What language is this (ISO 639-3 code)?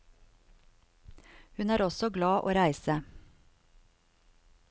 nor